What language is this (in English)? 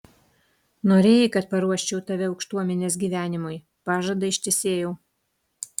Lithuanian